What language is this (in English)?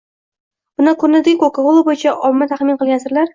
Uzbek